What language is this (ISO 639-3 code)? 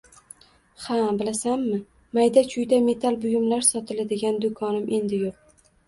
uzb